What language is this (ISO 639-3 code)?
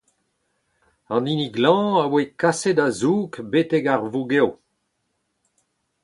bre